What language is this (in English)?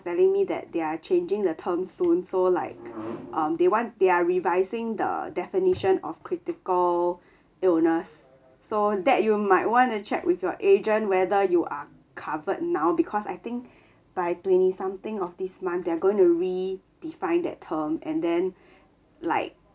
English